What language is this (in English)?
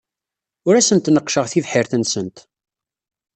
Kabyle